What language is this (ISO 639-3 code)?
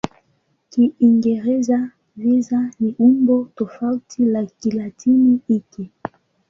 swa